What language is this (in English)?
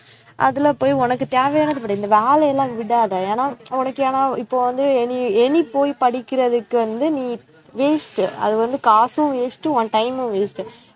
Tamil